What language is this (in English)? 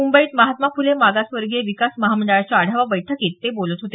Marathi